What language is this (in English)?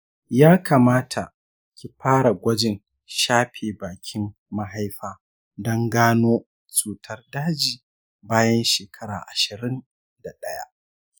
Hausa